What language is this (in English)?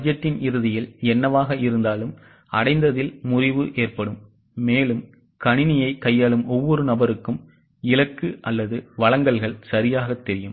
Tamil